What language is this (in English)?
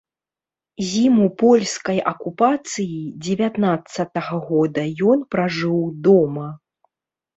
Belarusian